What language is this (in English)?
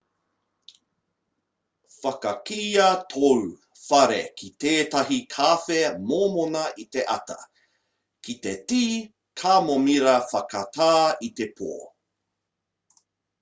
Māori